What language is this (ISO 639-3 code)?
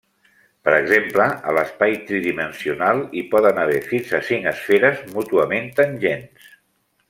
cat